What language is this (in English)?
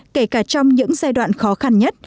Vietnamese